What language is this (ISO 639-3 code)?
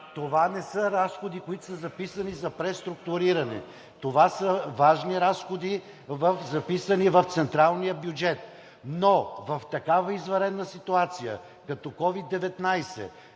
bul